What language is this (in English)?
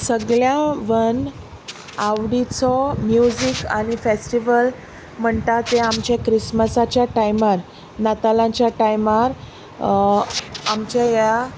Konkani